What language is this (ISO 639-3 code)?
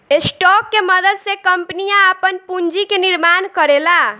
bho